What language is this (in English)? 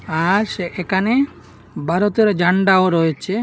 Bangla